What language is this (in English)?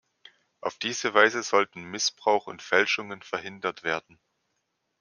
German